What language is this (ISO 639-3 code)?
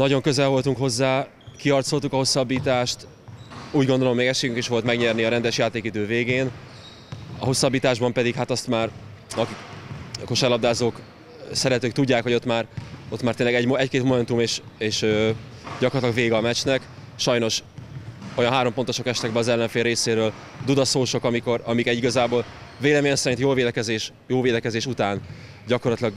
hun